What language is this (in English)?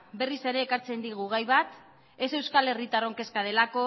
Basque